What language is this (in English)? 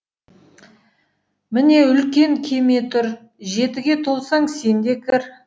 Kazakh